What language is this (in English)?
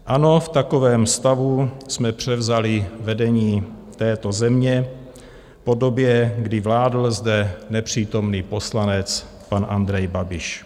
Czech